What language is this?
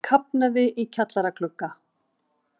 Icelandic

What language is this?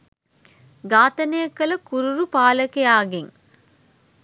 Sinhala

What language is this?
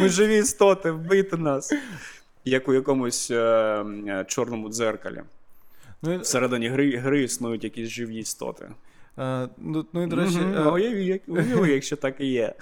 Ukrainian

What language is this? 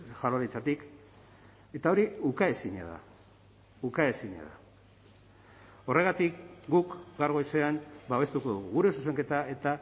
Basque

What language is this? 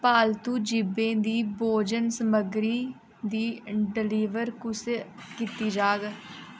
Dogri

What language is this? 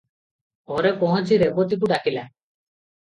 Odia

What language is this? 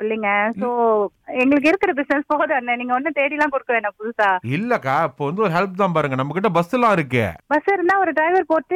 Tamil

